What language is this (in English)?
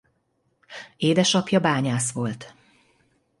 Hungarian